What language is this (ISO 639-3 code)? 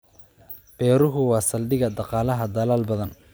som